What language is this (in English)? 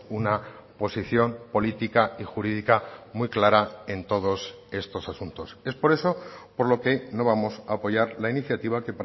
Spanish